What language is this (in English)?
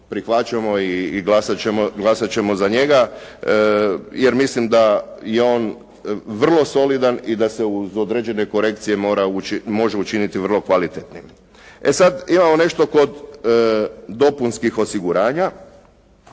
Croatian